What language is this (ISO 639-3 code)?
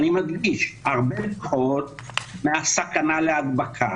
heb